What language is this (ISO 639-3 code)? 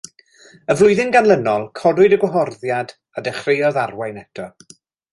cym